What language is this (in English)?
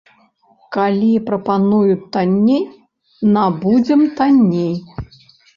Belarusian